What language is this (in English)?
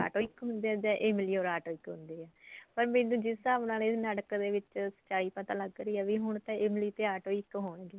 Punjabi